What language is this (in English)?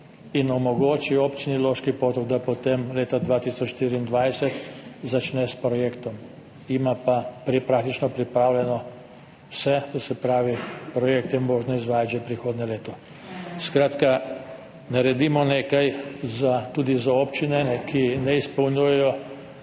Slovenian